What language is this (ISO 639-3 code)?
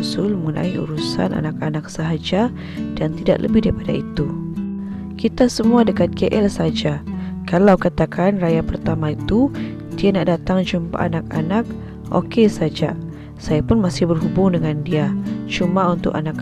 msa